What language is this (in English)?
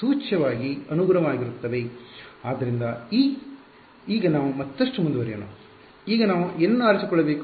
Kannada